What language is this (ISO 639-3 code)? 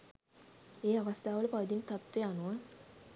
sin